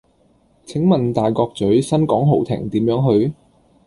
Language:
Cantonese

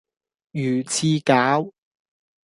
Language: Cantonese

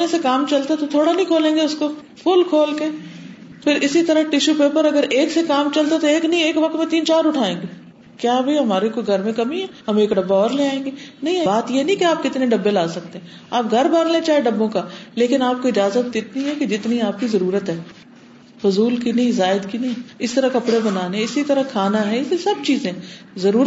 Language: Urdu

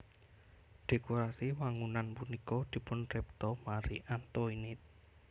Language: Javanese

